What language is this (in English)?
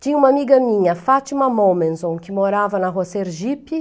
Portuguese